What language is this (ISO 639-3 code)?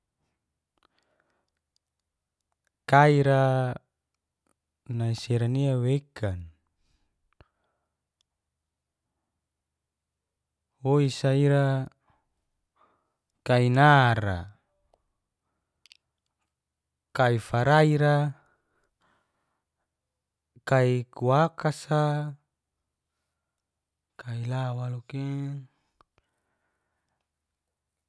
ges